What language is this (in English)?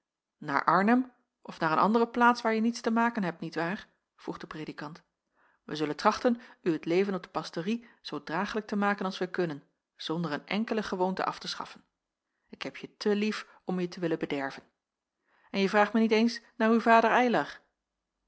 Dutch